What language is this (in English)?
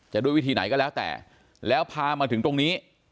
Thai